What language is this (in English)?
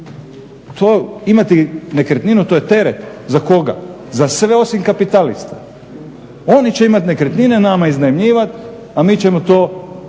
Croatian